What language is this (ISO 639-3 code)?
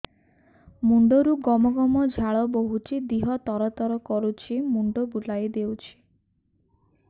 ori